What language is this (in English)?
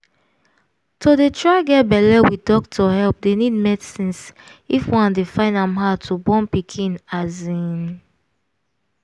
Nigerian Pidgin